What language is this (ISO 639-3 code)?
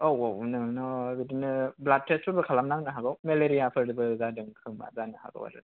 brx